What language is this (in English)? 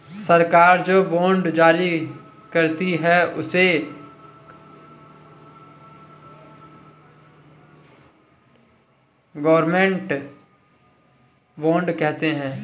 Hindi